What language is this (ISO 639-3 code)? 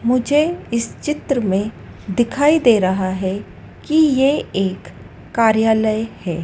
hin